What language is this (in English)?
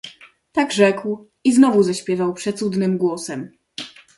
Polish